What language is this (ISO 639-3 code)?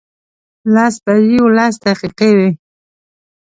pus